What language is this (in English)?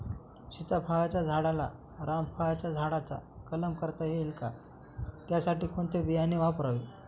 Marathi